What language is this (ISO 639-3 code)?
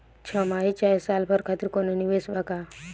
bho